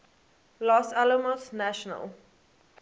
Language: English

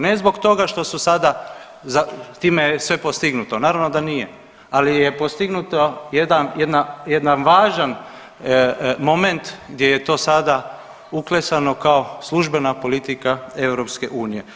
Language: Croatian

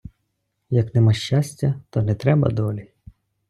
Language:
Ukrainian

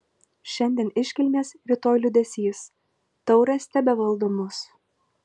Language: Lithuanian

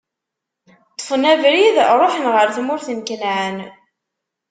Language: Kabyle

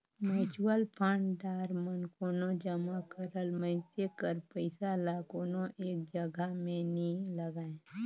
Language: Chhattisgarhi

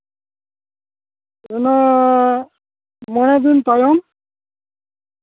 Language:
Santali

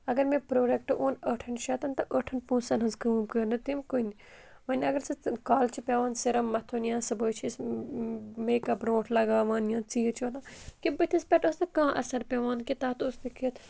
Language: Kashmiri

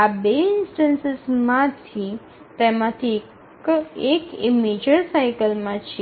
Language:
Gujarati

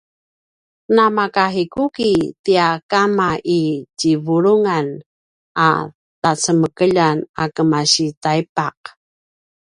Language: Paiwan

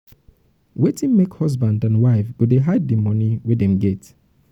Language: Nigerian Pidgin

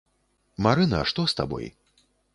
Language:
Belarusian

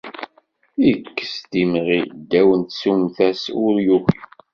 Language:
Kabyle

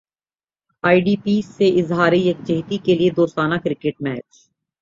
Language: Urdu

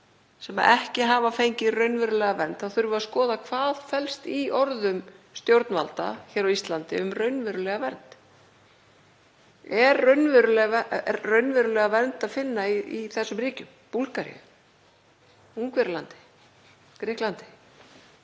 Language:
Icelandic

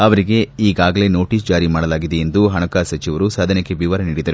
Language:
Kannada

